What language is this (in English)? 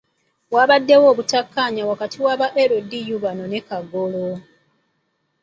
Ganda